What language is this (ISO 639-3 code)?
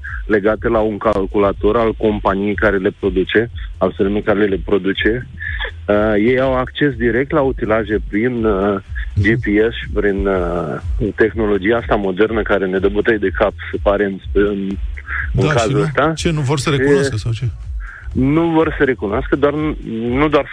ron